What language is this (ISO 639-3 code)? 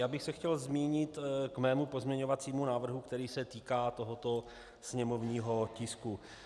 ces